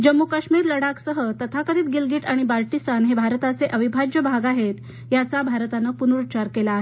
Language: Marathi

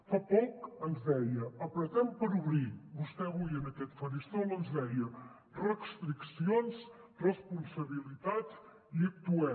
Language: Catalan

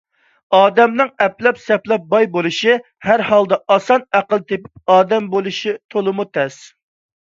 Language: Uyghur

